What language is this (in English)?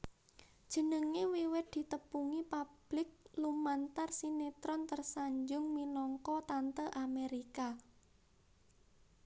Javanese